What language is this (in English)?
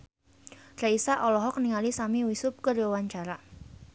Sundanese